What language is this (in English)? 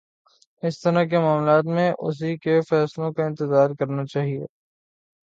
Urdu